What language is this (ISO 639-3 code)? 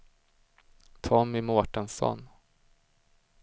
swe